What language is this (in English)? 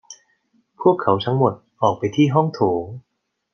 Thai